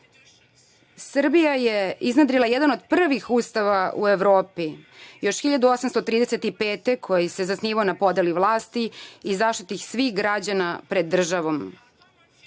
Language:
Serbian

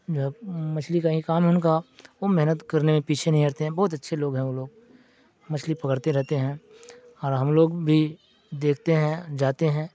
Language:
Urdu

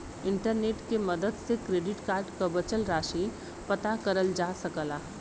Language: Bhojpuri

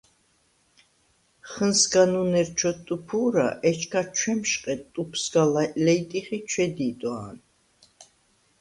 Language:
Svan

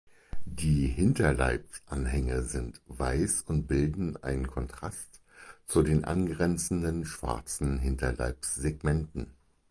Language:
German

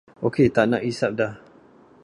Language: Malay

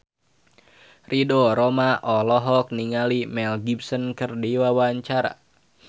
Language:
Sundanese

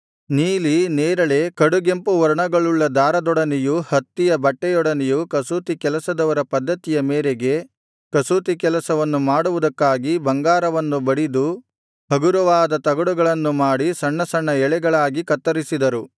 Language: Kannada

